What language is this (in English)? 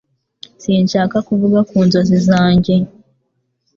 Kinyarwanda